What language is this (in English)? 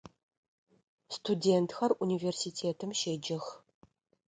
Adyghe